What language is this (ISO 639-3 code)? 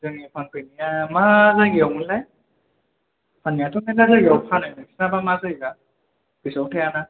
brx